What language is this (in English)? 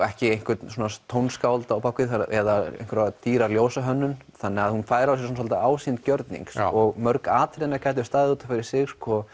Icelandic